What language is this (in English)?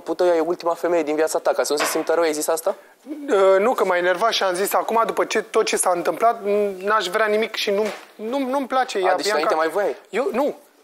Romanian